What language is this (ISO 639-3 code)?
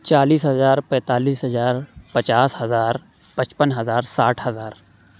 urd